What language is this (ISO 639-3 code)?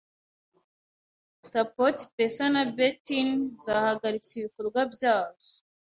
kin